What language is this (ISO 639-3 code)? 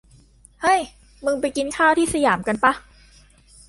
tha